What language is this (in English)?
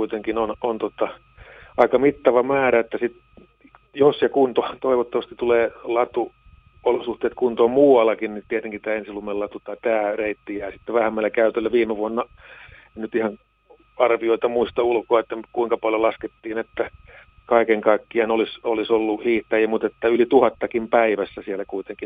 Finnish